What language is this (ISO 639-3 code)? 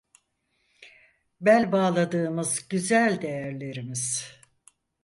tur